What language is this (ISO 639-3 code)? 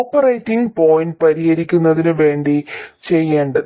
mal